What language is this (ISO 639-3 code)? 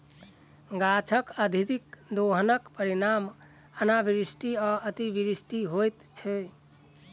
mai